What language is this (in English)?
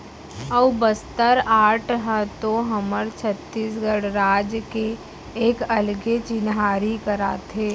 Chhattisgarhi